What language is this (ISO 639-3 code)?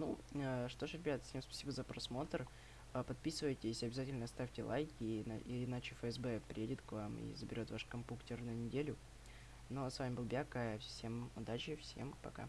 rus